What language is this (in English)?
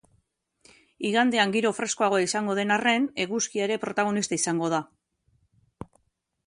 Basque